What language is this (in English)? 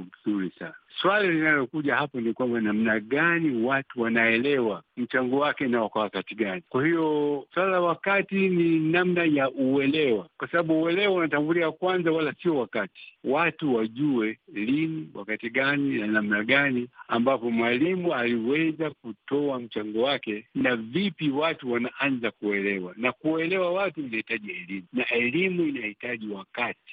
Swahili